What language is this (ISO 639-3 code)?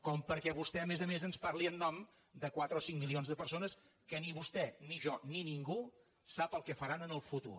cat